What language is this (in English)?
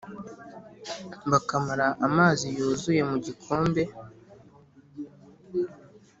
Kinyarwanda